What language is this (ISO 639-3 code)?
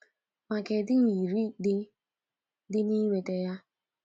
ibo